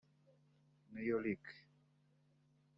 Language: Kinyarwanda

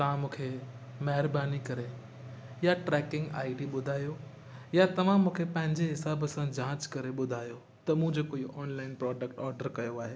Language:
Sindhi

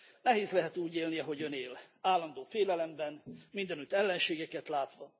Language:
Hungarian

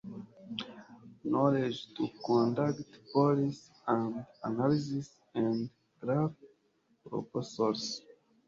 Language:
Kinyarwanda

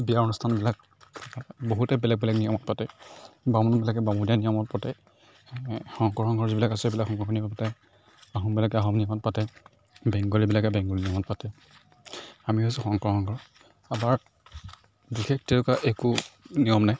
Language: Assamese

